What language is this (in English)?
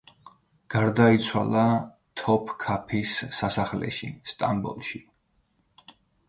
Georgian